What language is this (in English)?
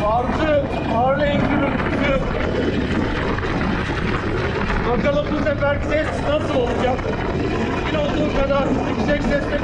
Turkish